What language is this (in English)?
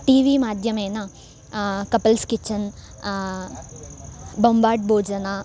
Sanskrit